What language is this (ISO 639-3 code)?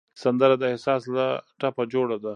pus